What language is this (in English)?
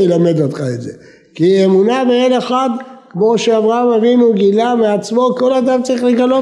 Hebrew